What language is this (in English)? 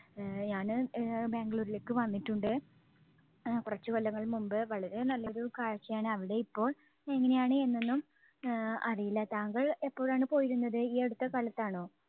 Malayalam